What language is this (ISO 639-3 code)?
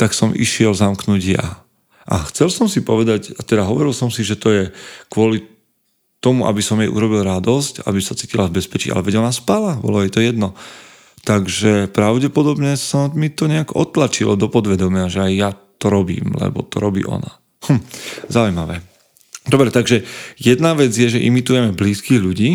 slk